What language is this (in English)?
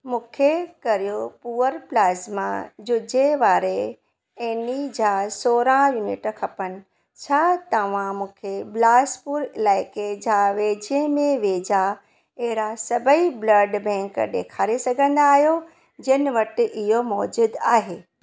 Sindhi